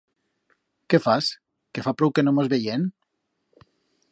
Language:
Aragonese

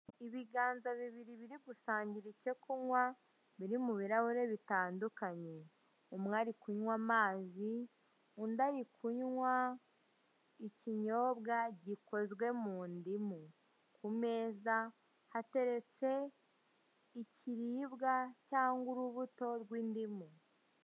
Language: Kinyarwanda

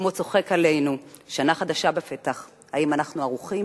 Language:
Hebrew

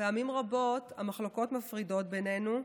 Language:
Hebrew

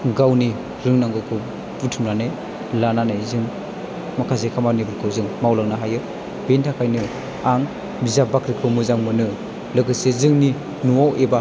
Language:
Bodo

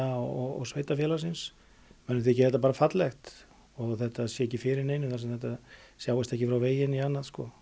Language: Icelandic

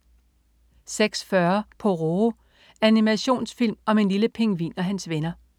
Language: Danish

